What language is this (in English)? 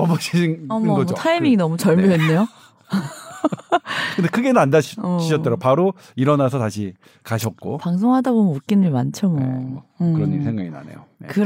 Korean